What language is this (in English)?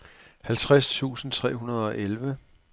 Danish